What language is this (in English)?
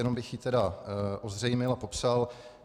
Czech